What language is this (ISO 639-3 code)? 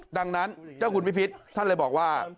tha